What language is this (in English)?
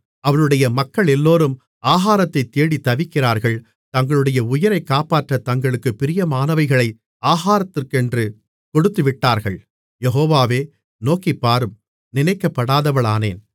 Tamil